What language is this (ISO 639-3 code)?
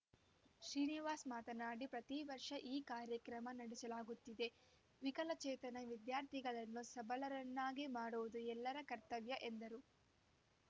kan